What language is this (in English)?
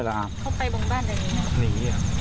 Thai